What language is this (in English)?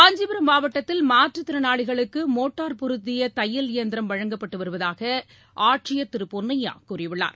Tamil